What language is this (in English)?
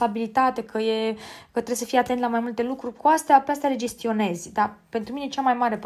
Romanian